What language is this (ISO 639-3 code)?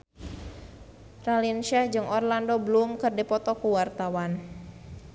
sun